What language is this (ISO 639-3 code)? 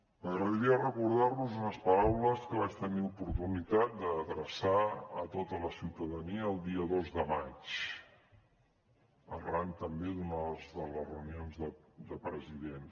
cat